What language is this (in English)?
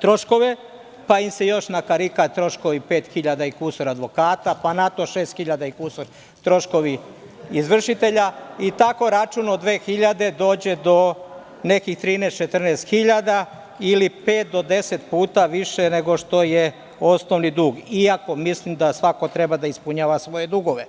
Serbian